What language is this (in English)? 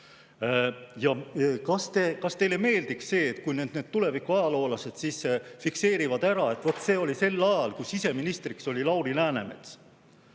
Estonian